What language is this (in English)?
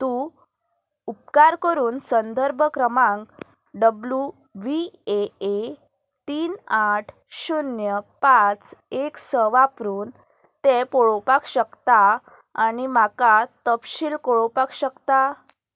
Konkani